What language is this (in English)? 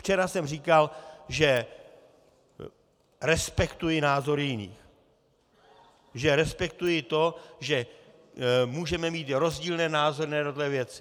Czech